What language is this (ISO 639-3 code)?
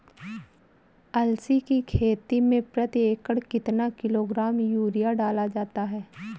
hin